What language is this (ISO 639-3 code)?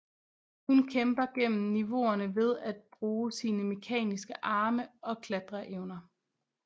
dan